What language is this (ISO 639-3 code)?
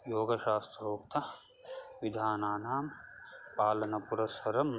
san